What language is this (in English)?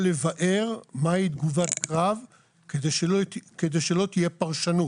Hebrew